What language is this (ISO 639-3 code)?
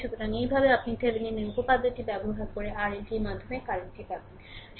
ben